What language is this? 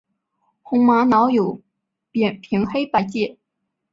Chinese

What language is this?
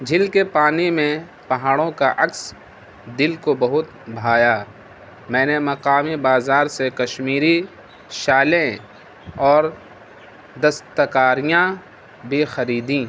Urdu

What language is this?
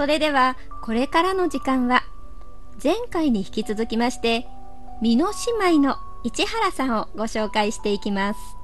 Japanese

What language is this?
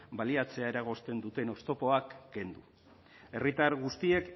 Basque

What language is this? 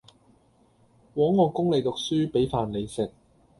Cantonese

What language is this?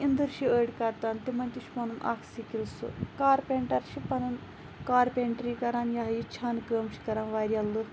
Kashmiri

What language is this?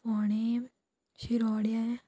Konkani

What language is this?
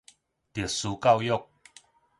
Min Nan Chinese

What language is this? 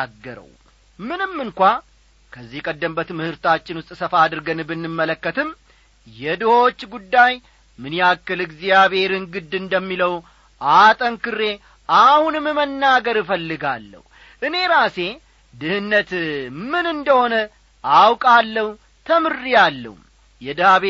Amharic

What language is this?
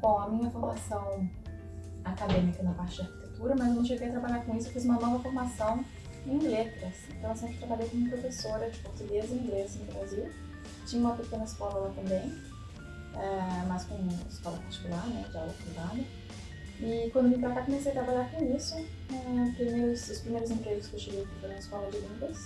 Portuguese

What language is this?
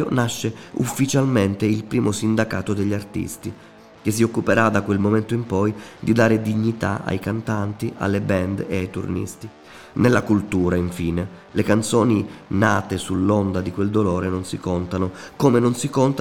Italian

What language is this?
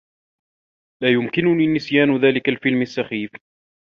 Arabic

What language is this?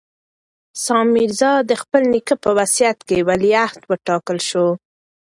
Pashto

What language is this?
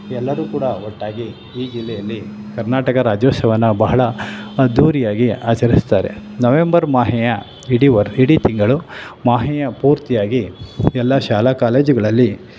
Kannada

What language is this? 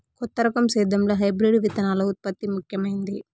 Telugu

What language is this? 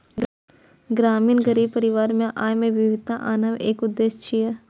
Maithili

